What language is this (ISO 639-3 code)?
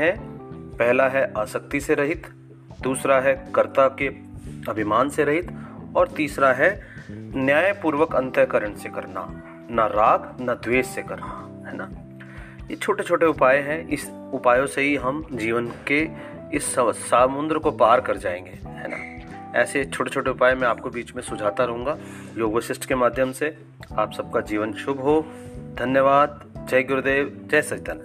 hin